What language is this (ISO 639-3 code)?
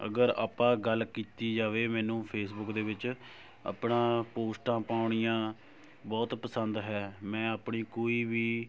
pan